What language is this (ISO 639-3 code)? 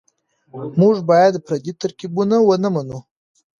pus